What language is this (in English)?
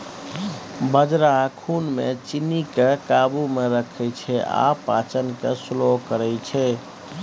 Maithili